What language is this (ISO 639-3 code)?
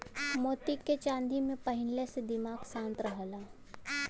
bho